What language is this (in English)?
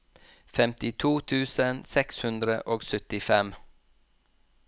Norwegian